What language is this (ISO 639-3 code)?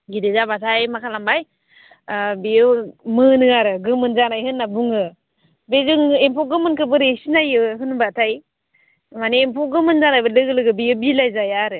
brx